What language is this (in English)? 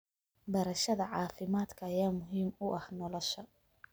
Somali